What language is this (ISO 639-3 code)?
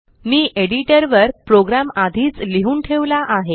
mar